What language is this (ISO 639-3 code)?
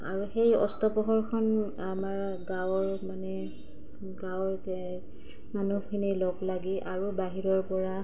asm